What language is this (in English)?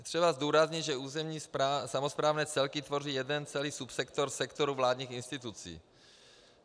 Czech